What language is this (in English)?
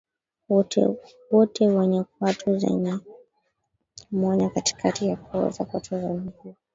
Swahili